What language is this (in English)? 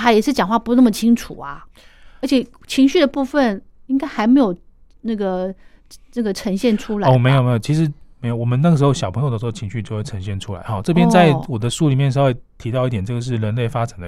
Chinese